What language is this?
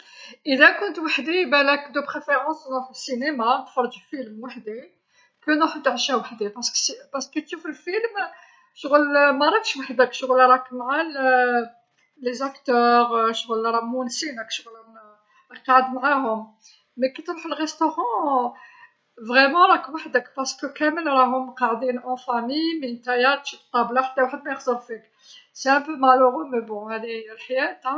Algerian Arabic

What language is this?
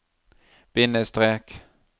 Norwegian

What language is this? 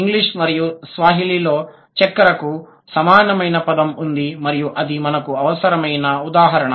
Telugu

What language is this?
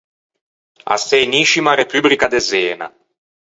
Ligurian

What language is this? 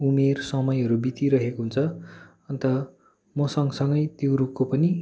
Nepali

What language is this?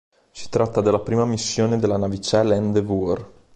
Italian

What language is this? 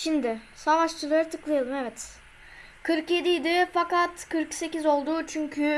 Turkish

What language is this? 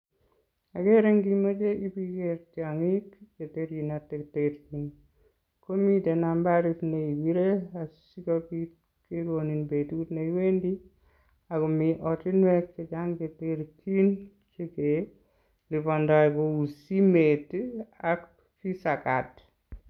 Kalenjin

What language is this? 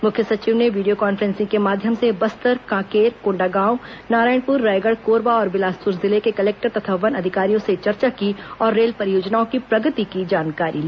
Hindi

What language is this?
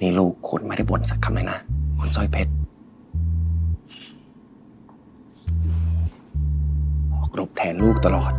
Thai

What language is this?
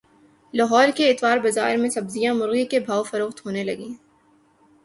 Urdu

